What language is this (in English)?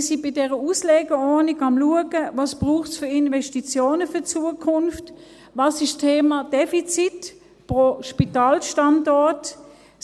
Swiss German